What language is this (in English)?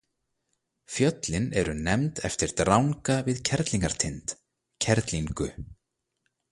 Icelandic